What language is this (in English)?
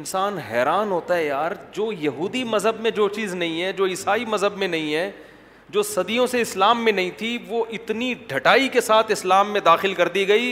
Urdu